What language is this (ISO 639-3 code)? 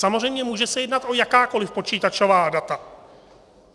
ces